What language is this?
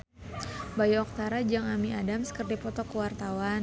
Sundanese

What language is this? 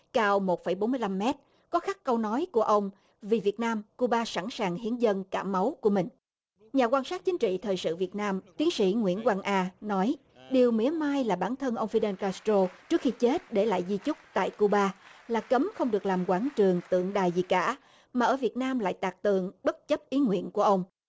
Vietnamese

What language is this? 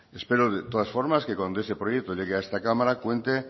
Spanish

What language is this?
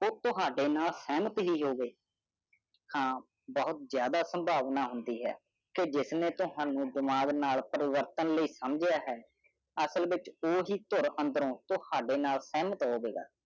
Punjabi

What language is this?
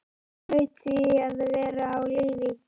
Icelandic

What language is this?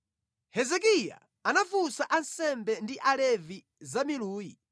Nyanja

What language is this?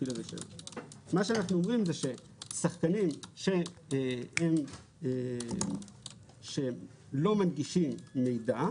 Hebrew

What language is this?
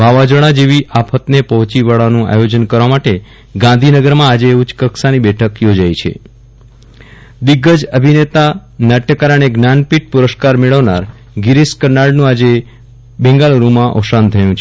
Gujarati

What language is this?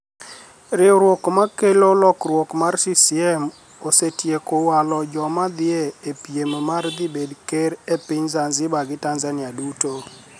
Luo (Kenya and Tanzania)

